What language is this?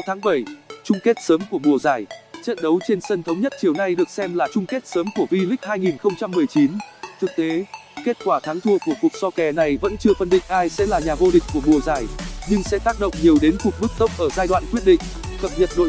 Vietnamese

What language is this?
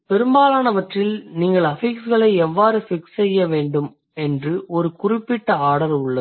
Tamil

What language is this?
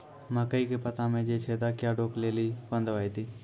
Maithili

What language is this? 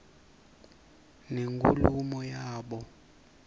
Swati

